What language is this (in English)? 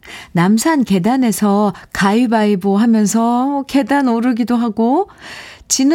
Korean